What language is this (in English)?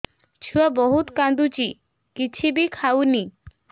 Odia